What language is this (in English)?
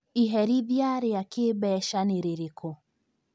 Kikuyu